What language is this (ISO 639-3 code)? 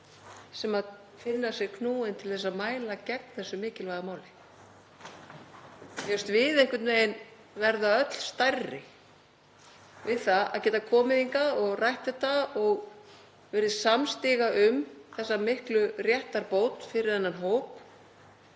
isl